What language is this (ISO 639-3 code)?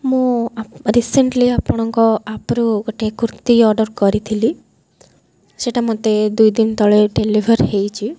ori